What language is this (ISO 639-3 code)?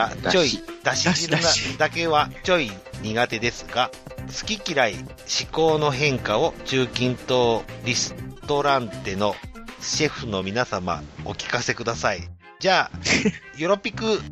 jpn